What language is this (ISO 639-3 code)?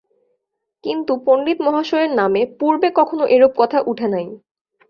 ben